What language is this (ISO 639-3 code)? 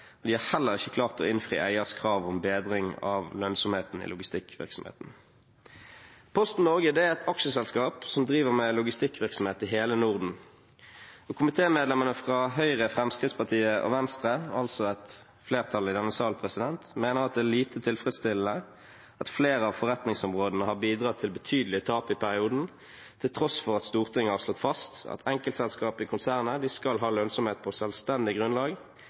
nob